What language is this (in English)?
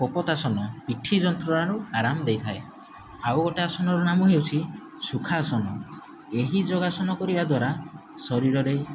Odia